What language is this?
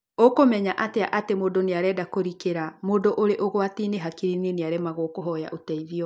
Kikuyu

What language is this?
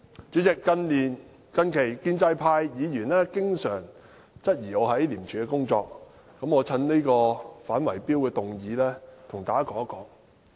Cantonese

